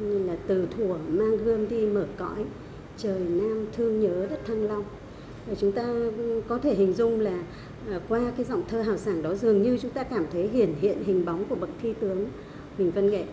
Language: Vietnamese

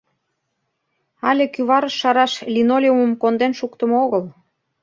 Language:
Mari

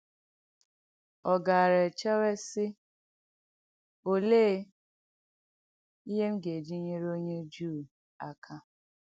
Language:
Igbo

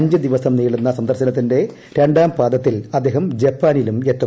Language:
Malayalam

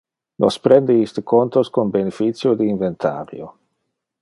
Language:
Interlingua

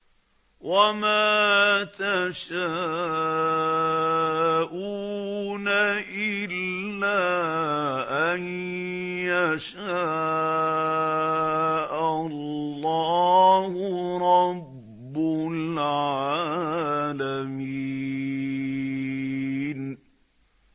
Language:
Arabic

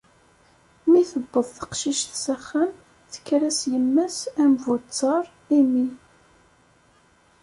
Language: Kabyle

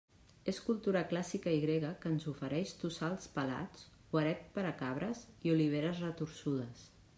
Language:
Catalan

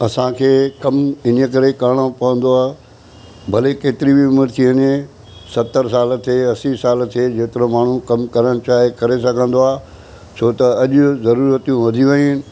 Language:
Sindhi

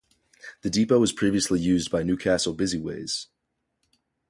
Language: English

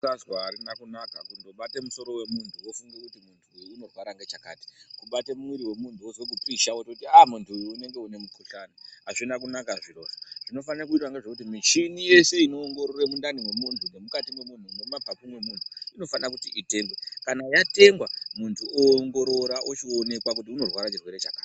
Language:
Ndau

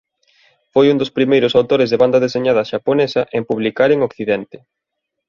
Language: Galician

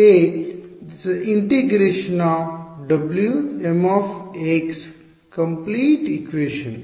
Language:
Kannada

